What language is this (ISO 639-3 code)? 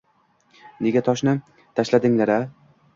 uzb